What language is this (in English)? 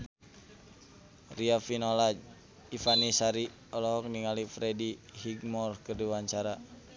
Sundanese